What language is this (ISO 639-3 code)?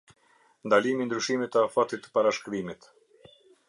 sqi